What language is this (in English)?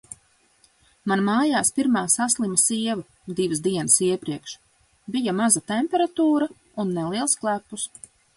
Latvian